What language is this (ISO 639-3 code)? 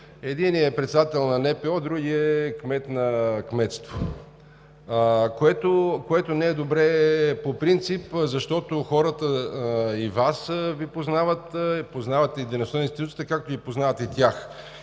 bul